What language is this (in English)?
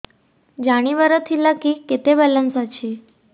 Odia